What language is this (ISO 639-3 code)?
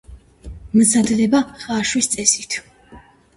kat